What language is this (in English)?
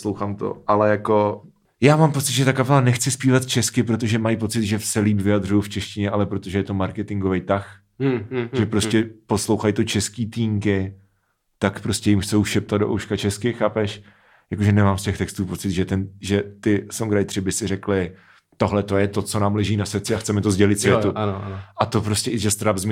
Czech